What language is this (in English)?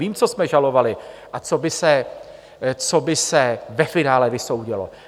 Czech